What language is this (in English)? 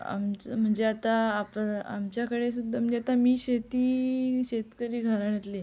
Marathi